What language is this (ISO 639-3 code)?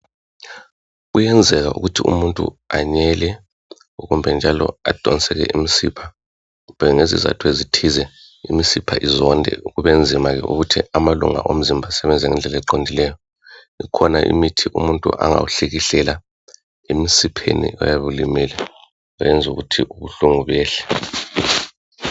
nde